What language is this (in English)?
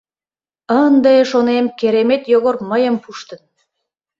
Mari